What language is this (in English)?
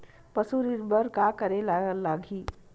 Chhattisgarhi